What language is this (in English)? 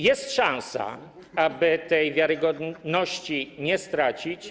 Polish